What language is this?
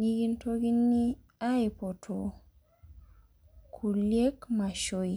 Masai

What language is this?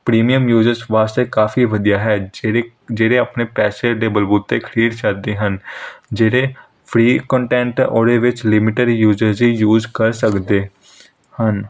Punjabi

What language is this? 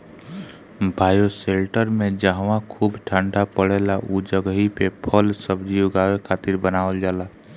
Bhojpuri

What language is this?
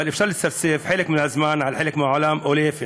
Hebrew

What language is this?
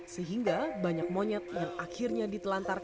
Indonesian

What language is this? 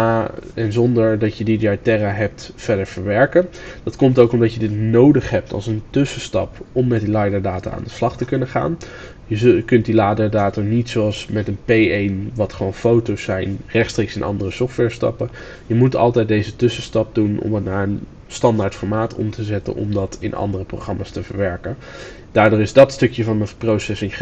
Dutch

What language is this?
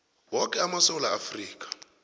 South Ndebele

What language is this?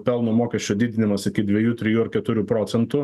Lithuanian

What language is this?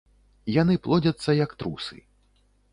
Belarusian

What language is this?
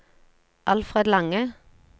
Norwegian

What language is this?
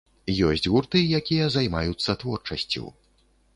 Belarusian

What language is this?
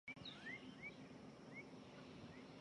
Chinese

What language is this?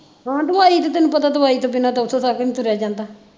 Punjabi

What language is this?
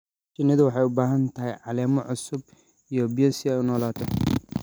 Somali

